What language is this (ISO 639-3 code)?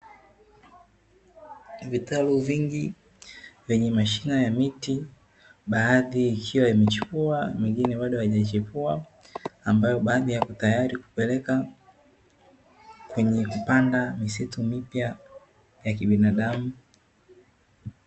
swa